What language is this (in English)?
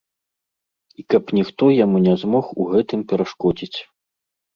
Belarusian